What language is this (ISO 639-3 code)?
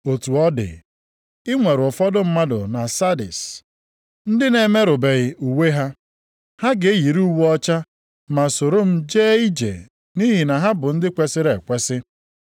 ibo